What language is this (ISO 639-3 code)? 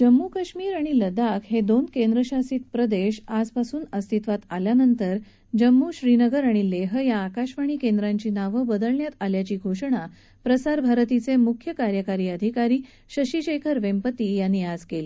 mar